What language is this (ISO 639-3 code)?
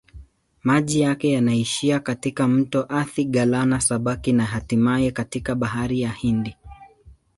swa